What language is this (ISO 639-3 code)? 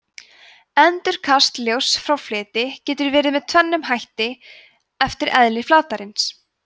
isl